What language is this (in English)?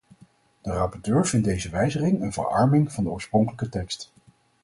Dutch